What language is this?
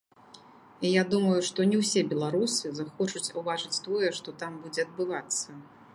Belarusian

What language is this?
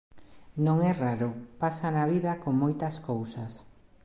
Galician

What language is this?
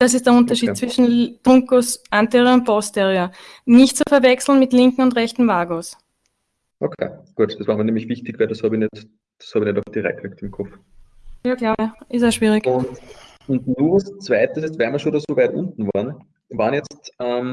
German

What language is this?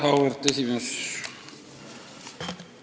Estonian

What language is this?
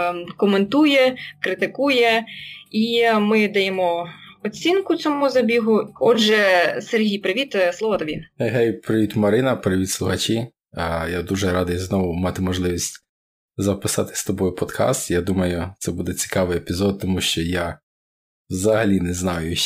Ukrainian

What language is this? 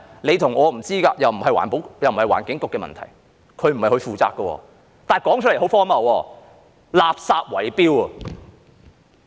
Cantonese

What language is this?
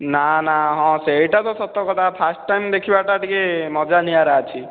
Odia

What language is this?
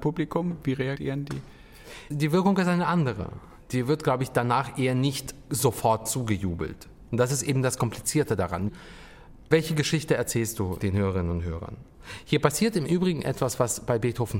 German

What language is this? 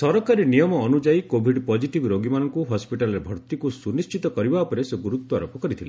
Odia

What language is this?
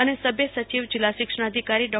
Gujarati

